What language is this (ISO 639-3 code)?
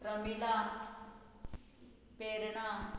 kok